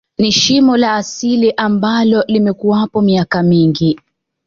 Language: Swahili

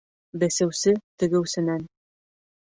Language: Bashkir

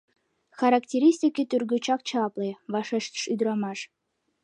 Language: Mari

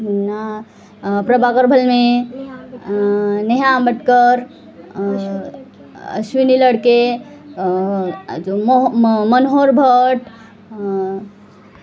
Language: Marathi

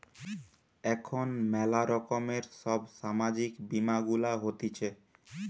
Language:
Bangla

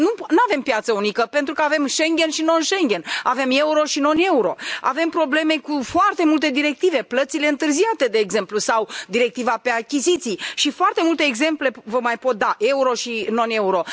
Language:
Romanian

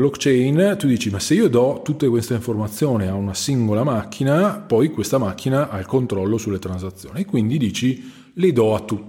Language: Italian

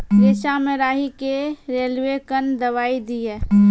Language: Maithili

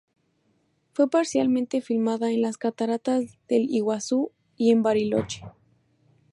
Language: Spanish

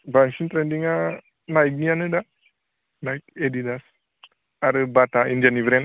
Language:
Bodo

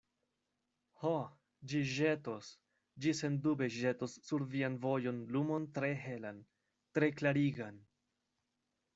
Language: Esperanto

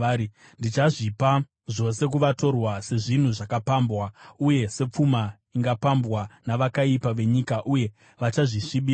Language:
Shona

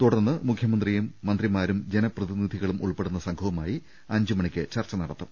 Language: Malayalam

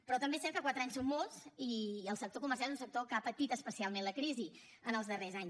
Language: Catalan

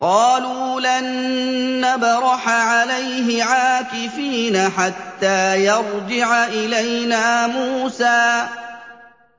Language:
Arabic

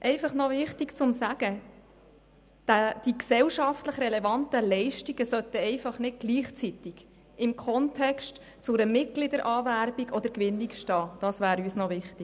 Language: Swiss German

